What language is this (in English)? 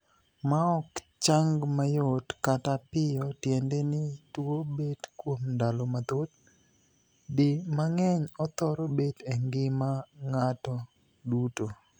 Luo (Kenya and Tanzania)